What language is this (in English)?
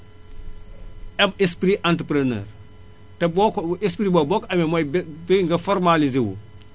Wolof